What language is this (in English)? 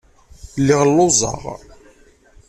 Kabyle